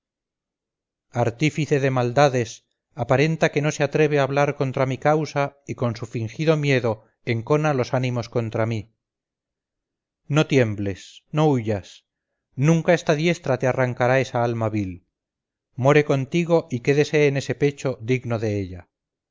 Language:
Spanish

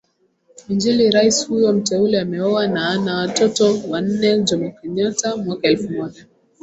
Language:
Swahili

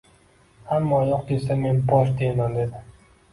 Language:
Uzbek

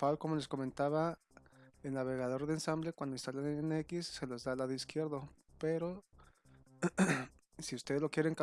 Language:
Spanish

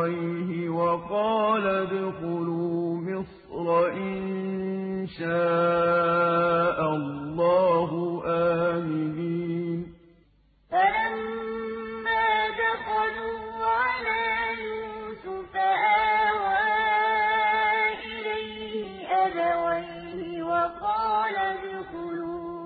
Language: Arabic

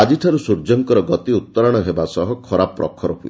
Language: Odia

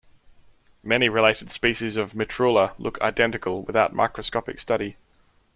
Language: English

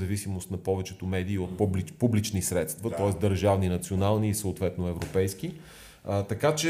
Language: Bulgarian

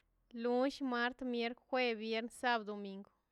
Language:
Mazaltepec Zapotec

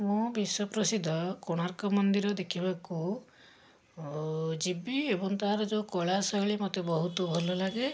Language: Odia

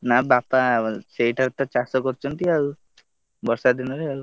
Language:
Odia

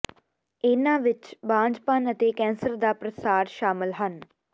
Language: Punjabi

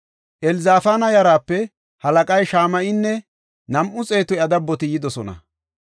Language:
Gofa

